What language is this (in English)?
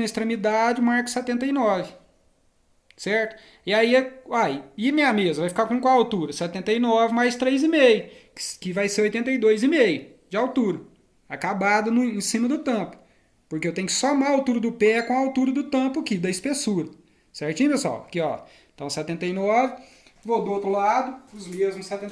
Portuguese